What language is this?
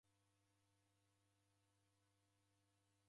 Taita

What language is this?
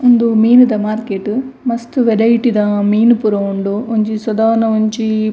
Tulu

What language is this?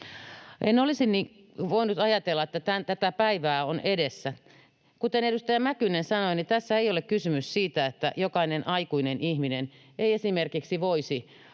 Finnish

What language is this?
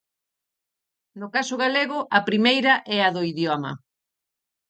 Galician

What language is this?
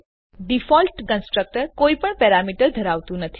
Gujarati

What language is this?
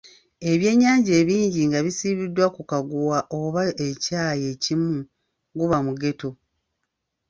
Ganda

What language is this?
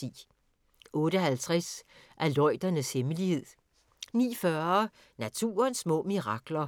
Danish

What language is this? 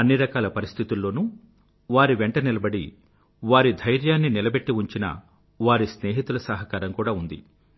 Telugu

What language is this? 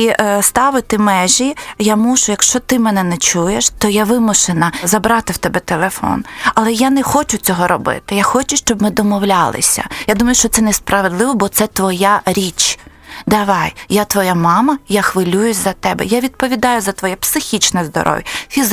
Ukrainian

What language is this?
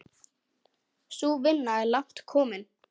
Icelandic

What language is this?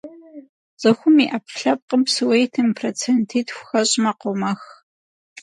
Kabardian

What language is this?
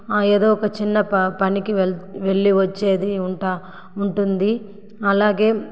Telugu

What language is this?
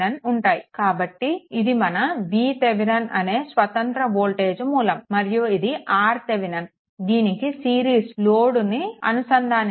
Telugu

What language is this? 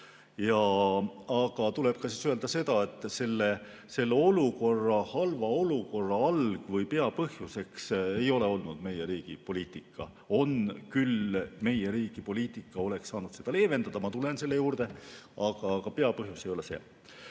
Estonian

